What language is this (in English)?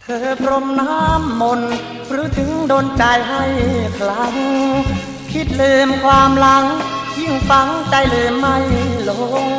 Thai